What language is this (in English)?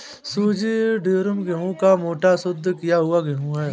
Hindi